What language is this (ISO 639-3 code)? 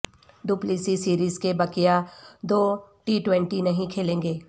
urd